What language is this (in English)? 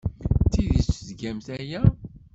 Kabyle